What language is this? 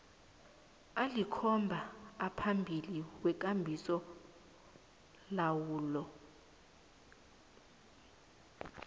South Ndebele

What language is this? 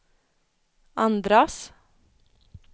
Swedish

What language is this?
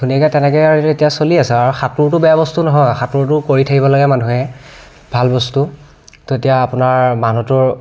Assamese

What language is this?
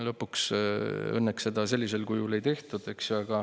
Estonian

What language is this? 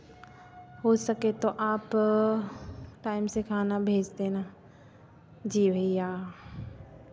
Hindi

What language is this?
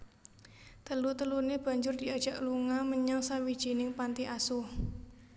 Javanese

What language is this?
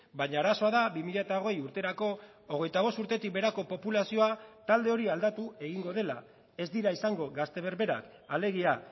Basque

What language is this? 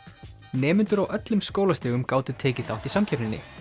Icelandic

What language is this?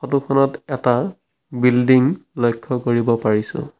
Assamese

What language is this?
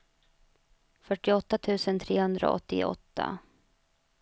Swedish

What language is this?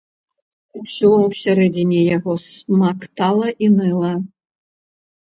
Belarusian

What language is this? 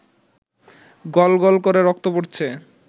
Bangla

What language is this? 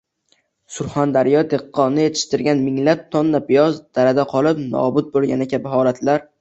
Uzbek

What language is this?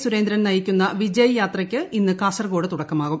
Malayalam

